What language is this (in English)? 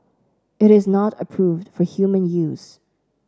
English